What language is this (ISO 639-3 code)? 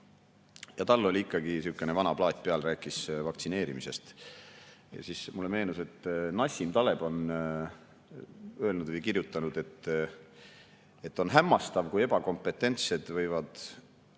est